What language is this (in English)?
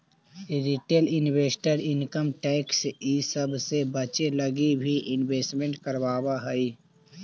Magahi